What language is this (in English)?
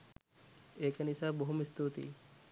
Sinhala